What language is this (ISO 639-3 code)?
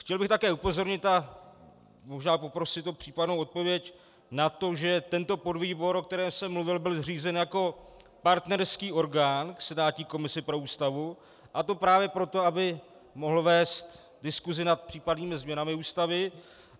ces